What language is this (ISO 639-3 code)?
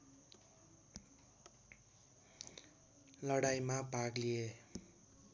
nep